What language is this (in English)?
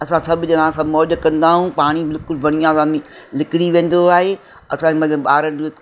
Sindhi